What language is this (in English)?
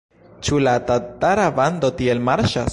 Esperanto